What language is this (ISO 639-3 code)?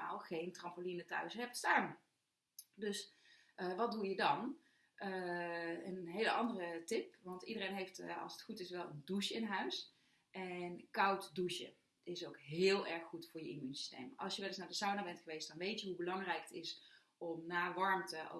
nld